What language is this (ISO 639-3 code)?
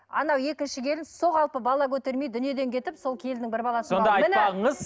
kaz